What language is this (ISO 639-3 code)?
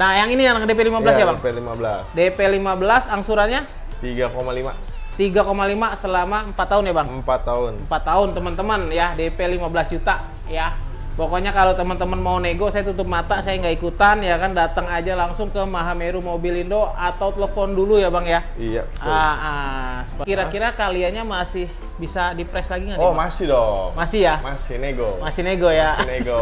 ind